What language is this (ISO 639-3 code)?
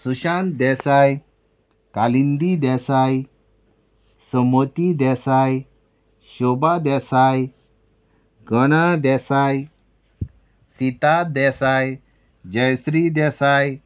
kok